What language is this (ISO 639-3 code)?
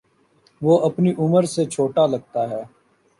urd